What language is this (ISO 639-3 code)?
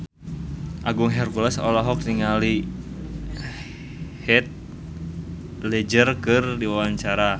sun